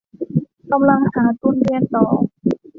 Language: Thai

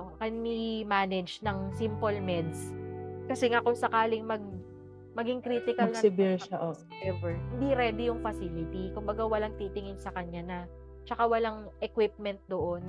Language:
Filipino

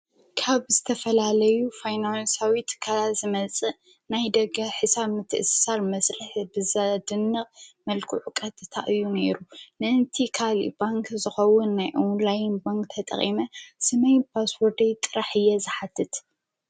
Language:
Tigrinya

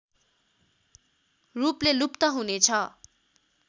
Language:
Nepali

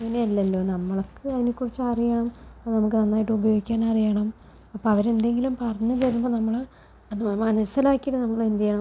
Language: Malayalam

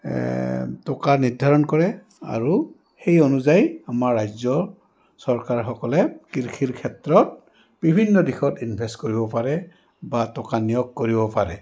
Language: Assamese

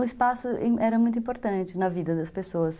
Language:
Portuguese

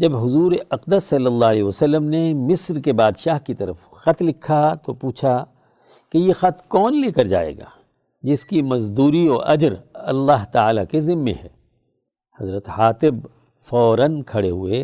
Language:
Urdu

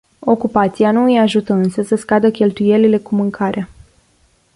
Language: Romanian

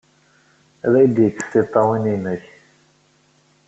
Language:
Kabyle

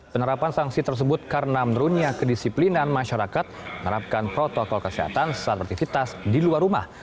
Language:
Indonesian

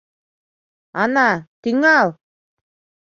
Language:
Mari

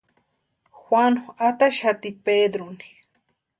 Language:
Western Highland Purepecha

